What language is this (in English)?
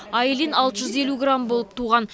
Kazakh